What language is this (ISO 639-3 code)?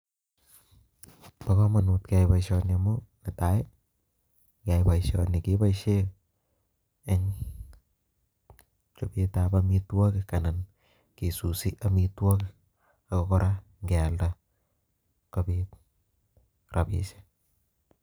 kln